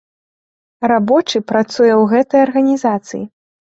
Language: Belarusian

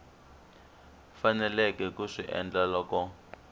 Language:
Tsonga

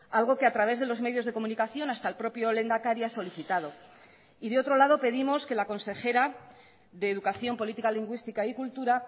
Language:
Spanish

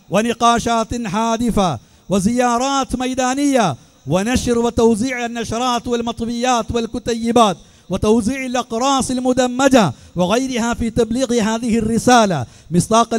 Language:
Arabic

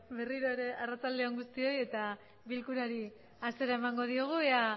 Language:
Basque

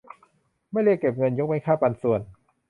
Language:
Thai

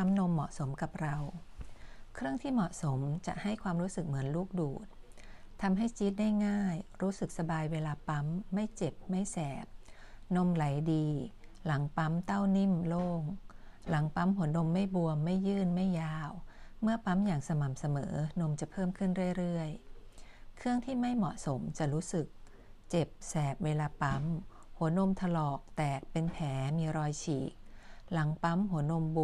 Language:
Thai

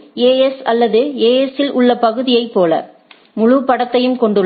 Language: Tamil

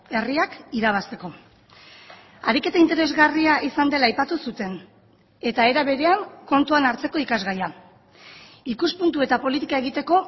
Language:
Basque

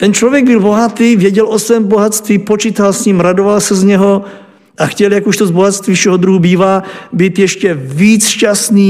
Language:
Czech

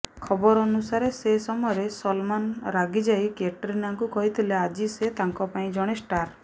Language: Odia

